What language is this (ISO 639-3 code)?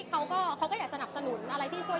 tha